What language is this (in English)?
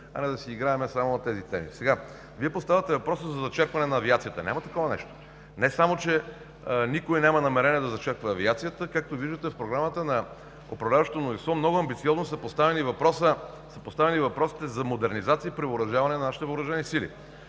Bulgarian